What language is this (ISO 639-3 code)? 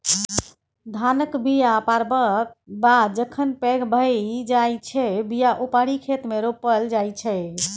mai